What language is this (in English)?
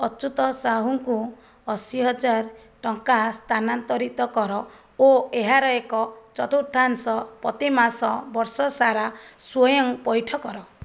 Odia